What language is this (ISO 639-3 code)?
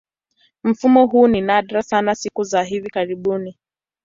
swa